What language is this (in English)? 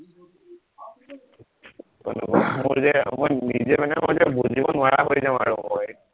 Assamese